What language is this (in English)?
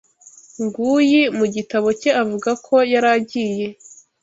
Kinyarwanda